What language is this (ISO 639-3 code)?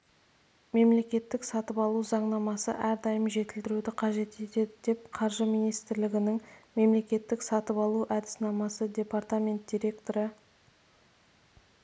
kaz